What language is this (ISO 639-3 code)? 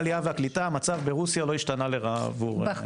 heb